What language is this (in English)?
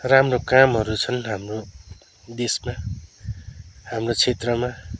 Nepali